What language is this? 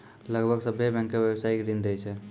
Maithili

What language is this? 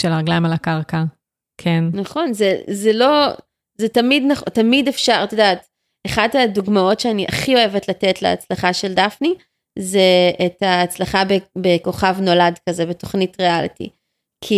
Hebrew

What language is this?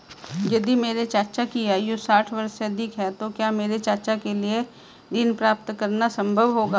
Hindi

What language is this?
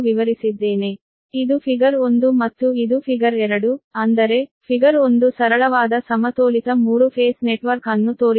Kannada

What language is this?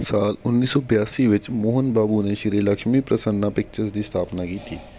Punjabi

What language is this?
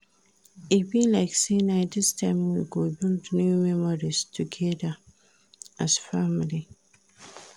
Nigerian Pidgin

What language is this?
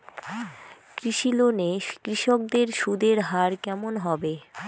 Bangla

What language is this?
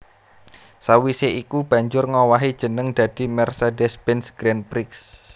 Javanese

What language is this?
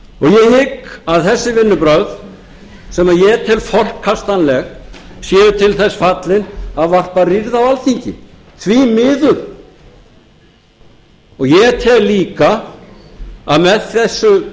Icelandic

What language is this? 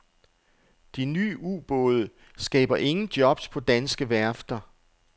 Danish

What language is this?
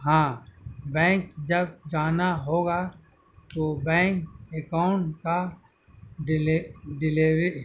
Urdu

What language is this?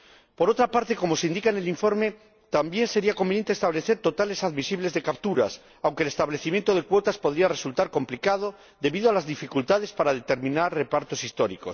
Spanish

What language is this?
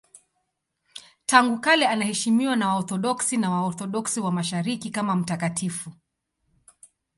Swahili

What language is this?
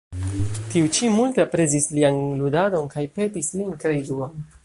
Esperanto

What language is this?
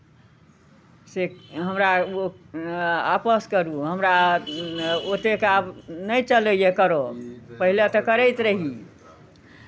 Maithili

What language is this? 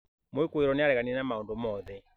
Kikuyu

